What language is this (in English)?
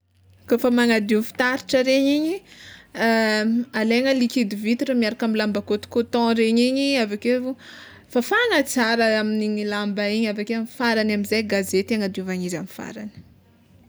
Tsimihety Malagasy